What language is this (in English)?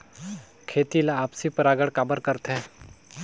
Chhattisgarhi